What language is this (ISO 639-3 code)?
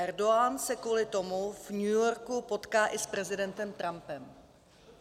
ces